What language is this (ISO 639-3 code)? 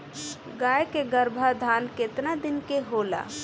bho